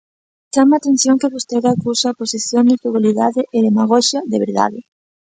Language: Galician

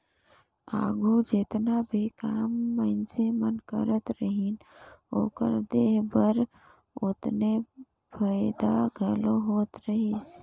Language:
Chhattisgarhi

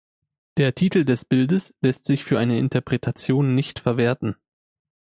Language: German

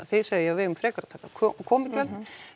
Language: Icelandic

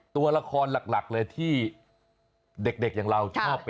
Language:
Thai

